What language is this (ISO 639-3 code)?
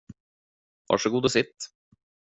swe